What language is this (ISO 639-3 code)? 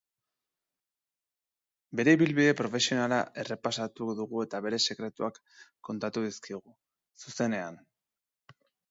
eus